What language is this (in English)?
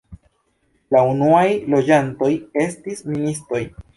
Esperanto